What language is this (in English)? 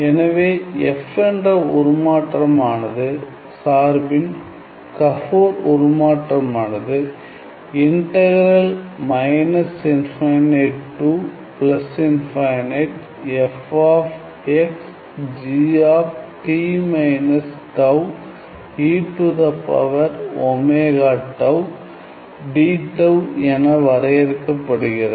Tamil